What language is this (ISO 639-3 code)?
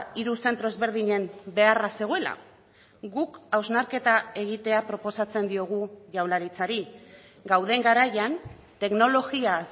eus